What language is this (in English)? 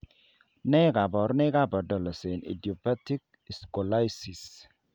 Kalenjin